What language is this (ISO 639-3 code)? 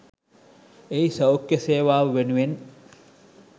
sin